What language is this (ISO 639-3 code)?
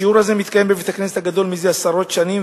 heb